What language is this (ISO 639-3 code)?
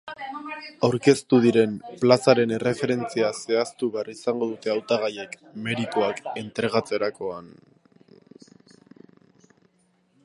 eus